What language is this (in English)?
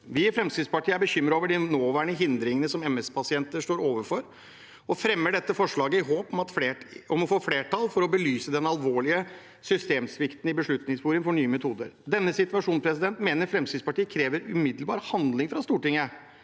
Norwegian